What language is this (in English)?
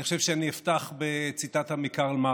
Hebrew